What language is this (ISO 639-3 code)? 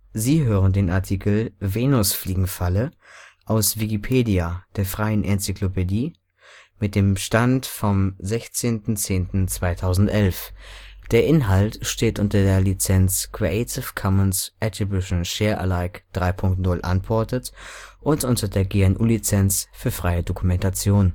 deu